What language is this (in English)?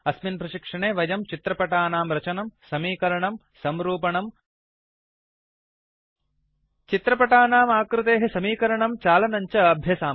Sanskrit